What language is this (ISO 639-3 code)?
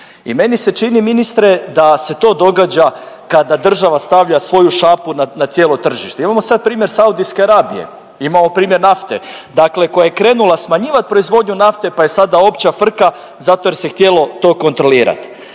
hrv